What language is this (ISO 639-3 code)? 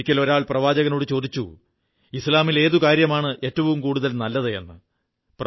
mal